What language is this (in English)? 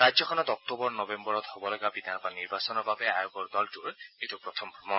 Assamese